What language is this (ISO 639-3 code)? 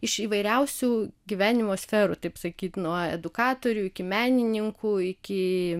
lit